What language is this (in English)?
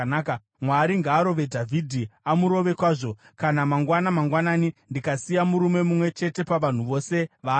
Shona